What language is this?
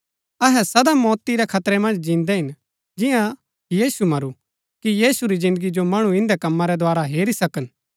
Gaddi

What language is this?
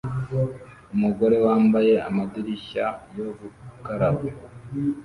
Kinyarwanda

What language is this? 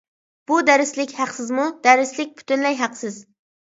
Uyghur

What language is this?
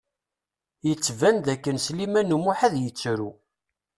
Kabyle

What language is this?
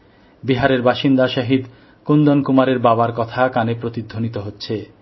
Bangla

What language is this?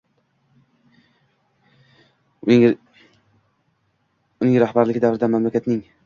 Uzbek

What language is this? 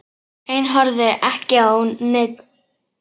Icelandic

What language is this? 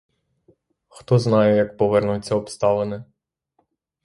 Ukrainian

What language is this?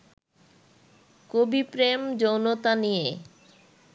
Bangla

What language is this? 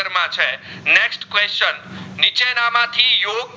Gujarati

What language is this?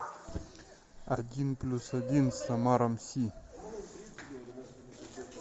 Russian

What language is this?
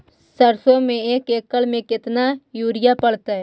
Magahi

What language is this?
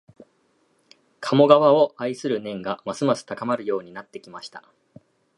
Japanese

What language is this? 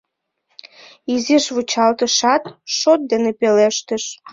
Mari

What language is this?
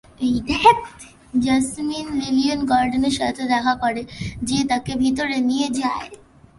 Bangla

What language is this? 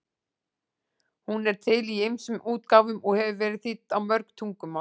Icelandic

